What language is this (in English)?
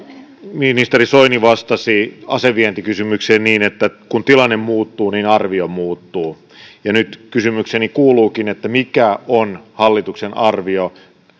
Finnish